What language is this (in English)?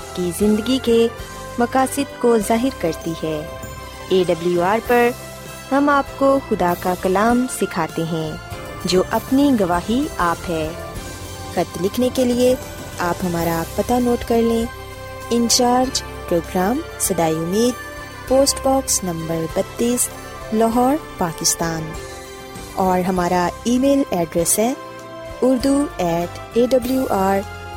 Urdu